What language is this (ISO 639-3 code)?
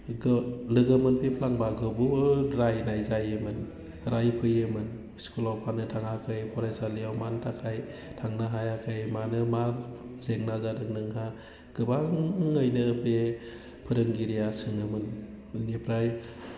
brx